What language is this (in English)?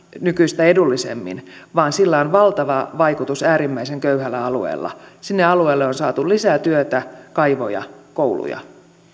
Finnish